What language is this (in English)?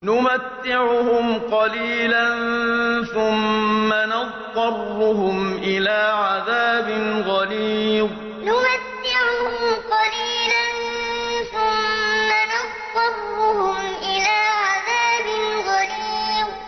Arabic